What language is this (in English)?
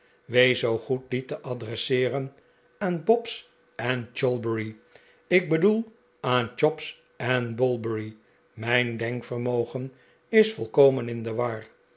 Dutch